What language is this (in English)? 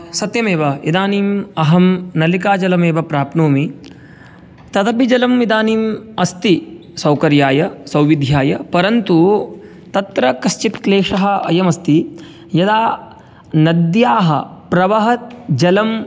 Sanskrit